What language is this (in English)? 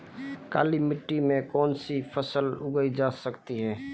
Hindi